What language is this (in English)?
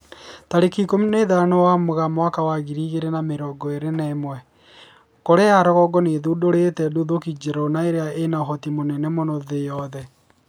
Kikuyu